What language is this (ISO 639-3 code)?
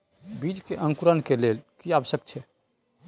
mai